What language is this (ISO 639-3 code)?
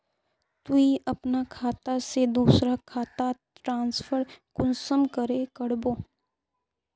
mag